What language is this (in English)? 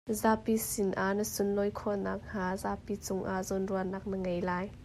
Hakha Chin